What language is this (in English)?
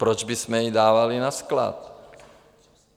Czech